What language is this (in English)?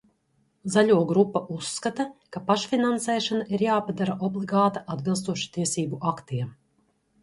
Latvian